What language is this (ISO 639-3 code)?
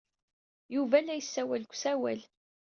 kab